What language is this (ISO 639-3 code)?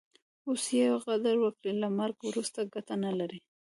pus